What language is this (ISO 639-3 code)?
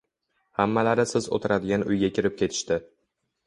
uzb